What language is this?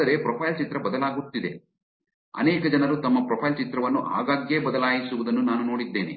Kannada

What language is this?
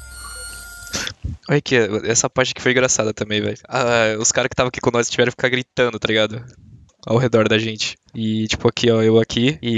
Portuguese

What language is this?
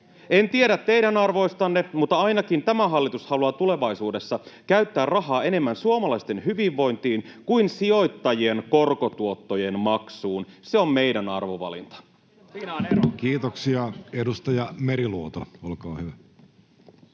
Finnish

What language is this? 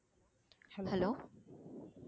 Tamil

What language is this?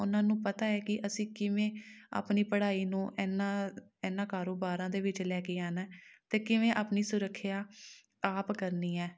Punjabi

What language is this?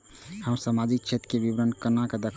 Maithili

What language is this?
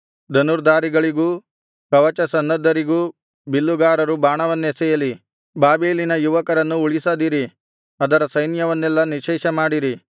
Kannada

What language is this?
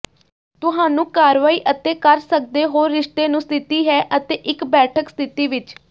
Punjabi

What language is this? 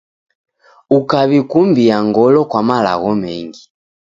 Taita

